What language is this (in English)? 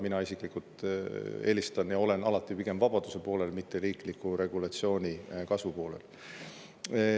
Estonian